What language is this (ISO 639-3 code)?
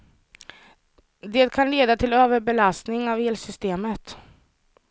swe